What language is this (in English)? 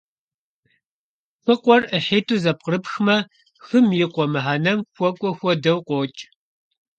Kabardian